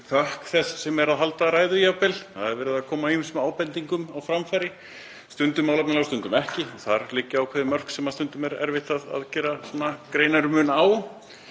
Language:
Icelandic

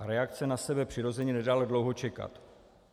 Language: Czech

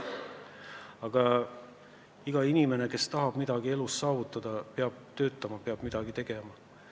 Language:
Estonian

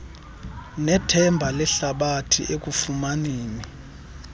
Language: Xhosa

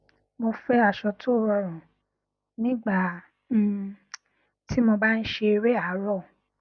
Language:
Yoruba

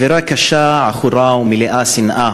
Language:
Hebrew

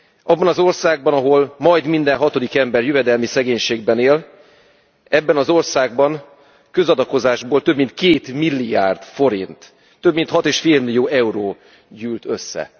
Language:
Hungarian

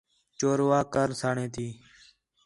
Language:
Khetrani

